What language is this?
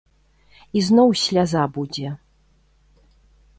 Belarusian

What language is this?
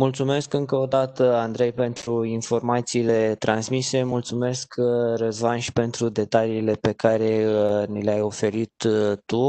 Romanian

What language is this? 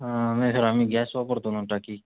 Marathi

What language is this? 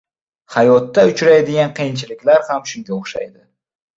Uzbek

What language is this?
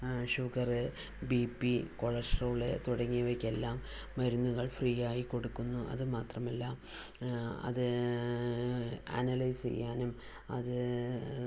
Malayalam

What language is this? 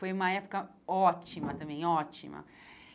Portuguese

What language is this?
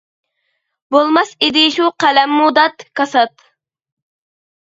Uyghur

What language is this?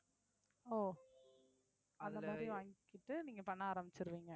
Tamil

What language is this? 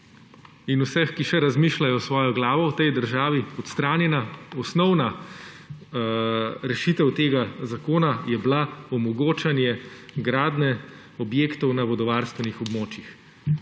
Slovenian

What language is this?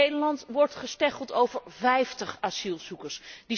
Dutch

